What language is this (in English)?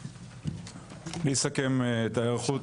Hebrew